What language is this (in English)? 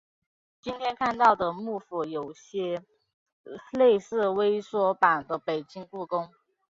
Chinese